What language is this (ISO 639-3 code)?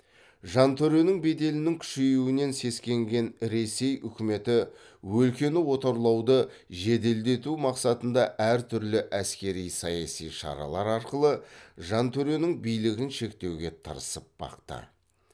kaz